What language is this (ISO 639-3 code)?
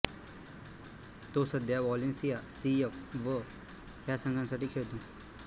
mar